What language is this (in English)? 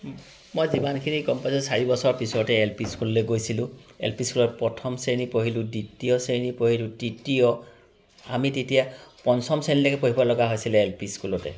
Assamese